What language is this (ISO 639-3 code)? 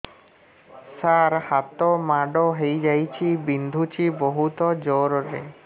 ori